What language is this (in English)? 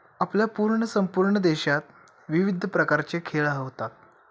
Marathi